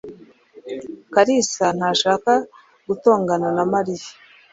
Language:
Kinyarwanda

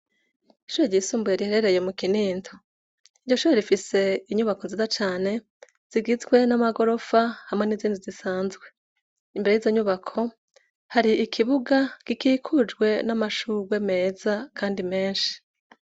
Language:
Rundi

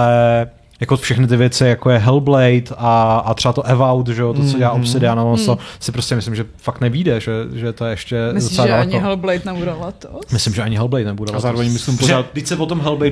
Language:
Czech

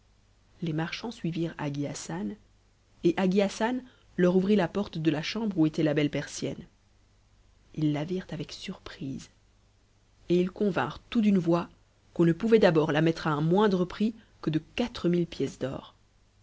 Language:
French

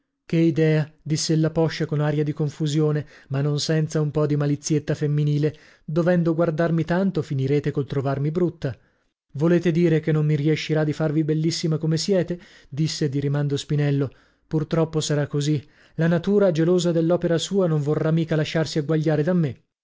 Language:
Italian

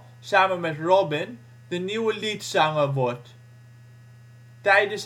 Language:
Dutch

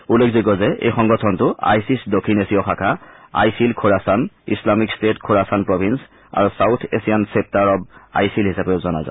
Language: Assamese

